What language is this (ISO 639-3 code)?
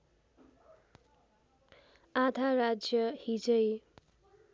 nep